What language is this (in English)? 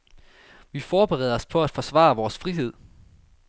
Danish